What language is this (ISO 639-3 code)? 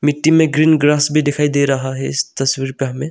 hin